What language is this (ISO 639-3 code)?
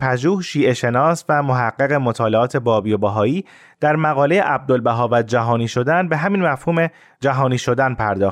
fas